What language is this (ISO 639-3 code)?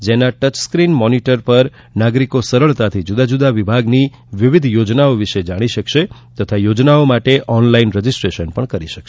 guj